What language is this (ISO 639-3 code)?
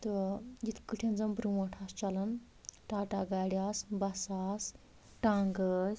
kas